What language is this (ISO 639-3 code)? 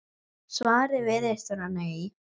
isl